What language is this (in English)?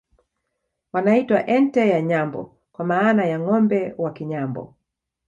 Swahili